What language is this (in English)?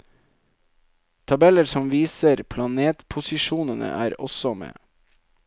Norwegian